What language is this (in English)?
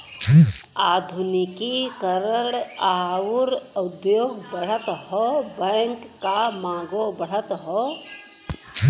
Bhojpuri